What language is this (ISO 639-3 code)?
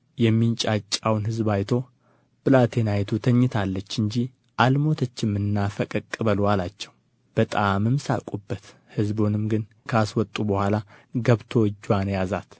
amh